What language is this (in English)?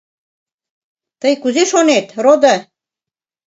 Mari